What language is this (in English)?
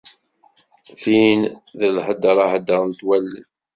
Kabyle